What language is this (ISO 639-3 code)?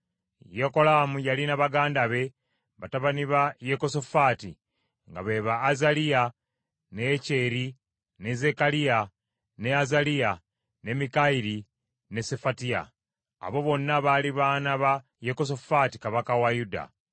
lug